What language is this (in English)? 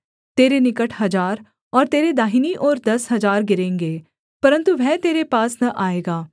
Hindi